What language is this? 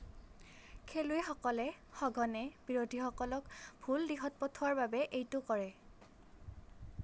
Assamese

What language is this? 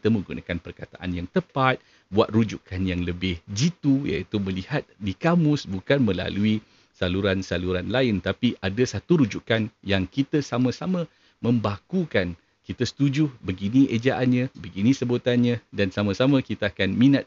Malay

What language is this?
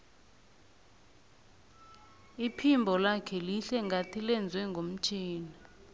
South Ndebele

